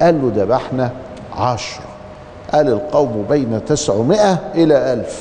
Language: Arabic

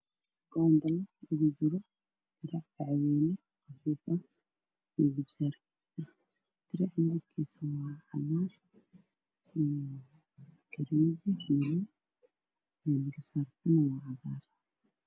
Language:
Somali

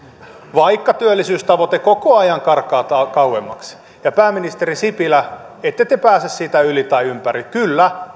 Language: Finnish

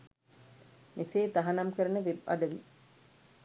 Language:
Sinhala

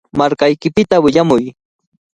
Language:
Cajatambo North Lima Quechua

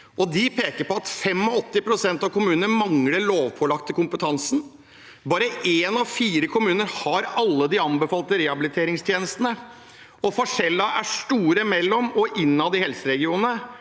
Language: Norwegian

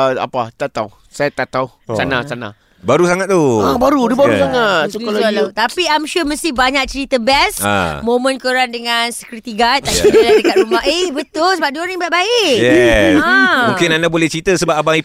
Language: Malay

